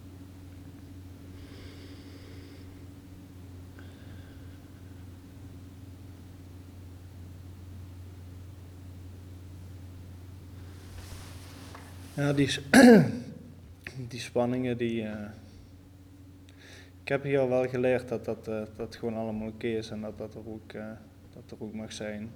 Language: Dutch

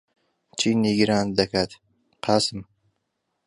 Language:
Central Kurdish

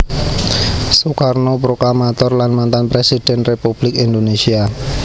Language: Javanese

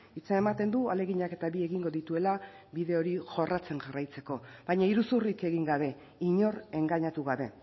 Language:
Basque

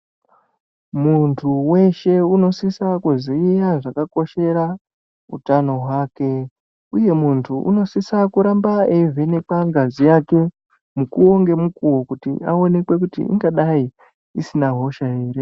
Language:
Ndau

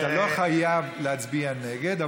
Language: Hebrew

